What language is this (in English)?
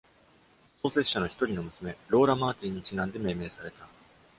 Japanese